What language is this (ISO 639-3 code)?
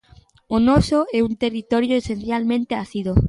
glg